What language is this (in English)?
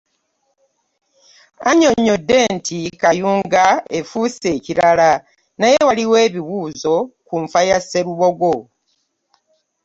Ganda